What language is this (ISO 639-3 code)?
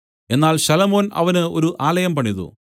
mal